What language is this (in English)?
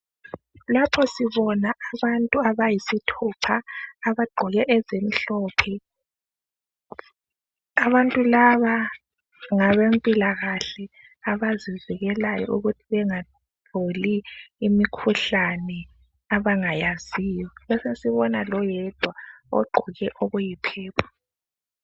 North Ndebele